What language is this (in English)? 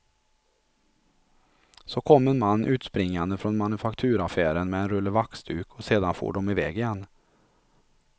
Swedish